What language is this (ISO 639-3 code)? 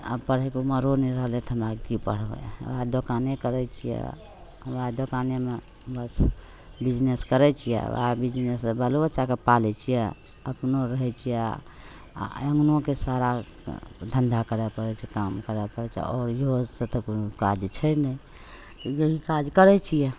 mai